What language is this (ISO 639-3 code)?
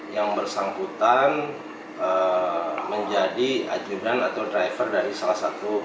ind